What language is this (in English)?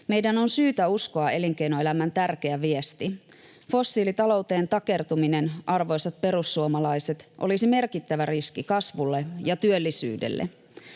Finnish